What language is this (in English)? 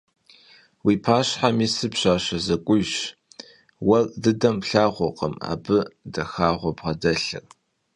Kabardian